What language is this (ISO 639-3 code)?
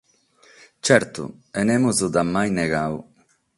srd